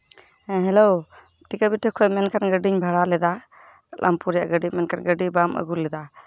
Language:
Santali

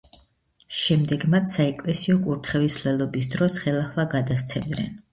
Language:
Georgian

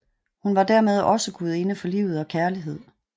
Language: Danish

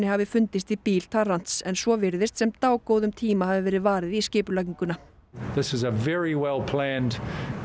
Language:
Icelandic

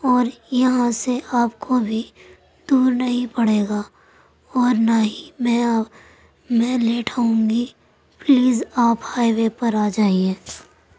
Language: Urdu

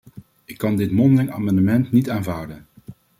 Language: Dutch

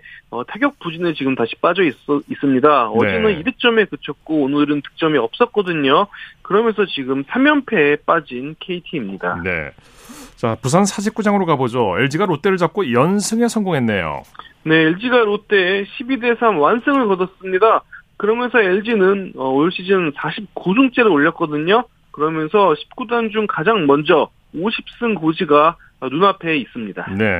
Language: Korean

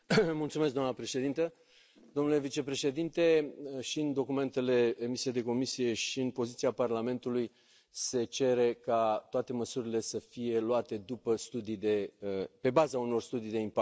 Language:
Romanian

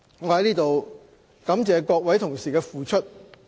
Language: Cantonese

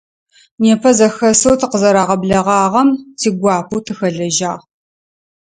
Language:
Adyghe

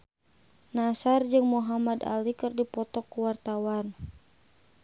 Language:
Sundanese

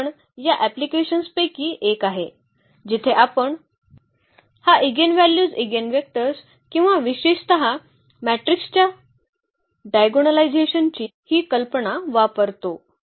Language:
Marathi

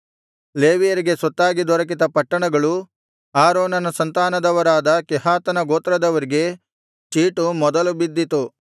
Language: Kannada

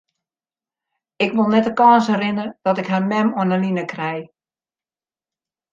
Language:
Western Frisian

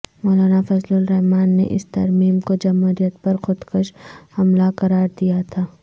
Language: Urdu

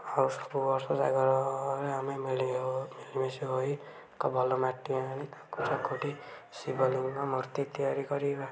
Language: Odia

